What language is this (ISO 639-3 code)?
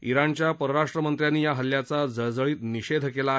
mar